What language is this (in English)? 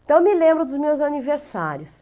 Portuguese